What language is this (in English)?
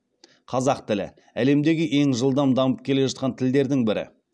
Kazakh